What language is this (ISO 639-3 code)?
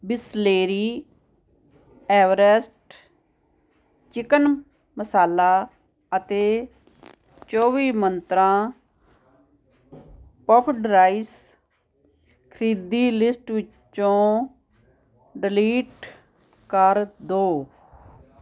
pan